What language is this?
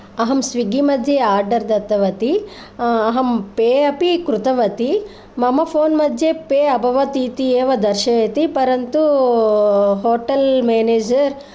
Sanskrit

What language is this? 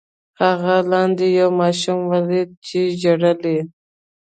Pashto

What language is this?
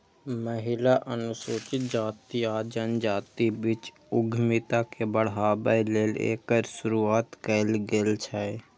Maithili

